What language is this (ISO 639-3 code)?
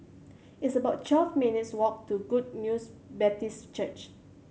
eng